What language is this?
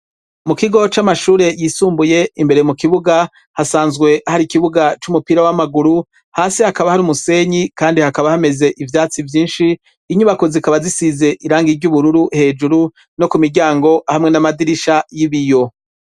Rundi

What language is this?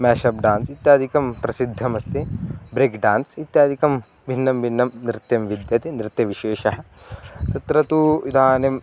Sanskrit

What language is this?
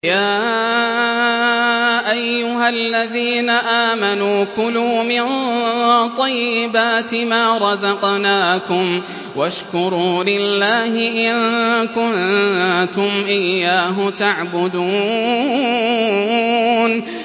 Arabic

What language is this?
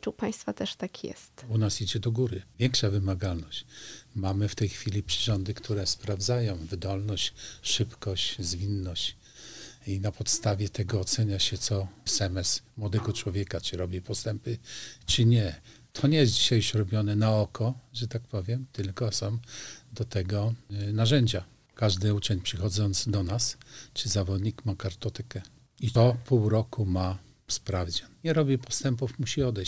Polish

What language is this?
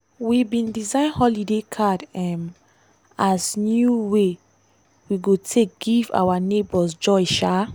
Nigerian Pidgin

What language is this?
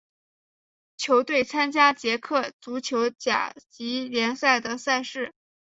Chinese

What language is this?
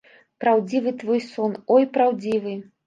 Belarusian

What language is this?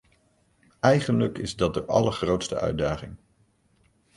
Dutch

